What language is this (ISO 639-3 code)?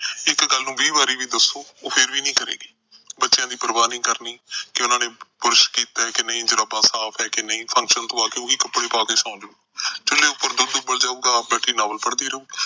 pan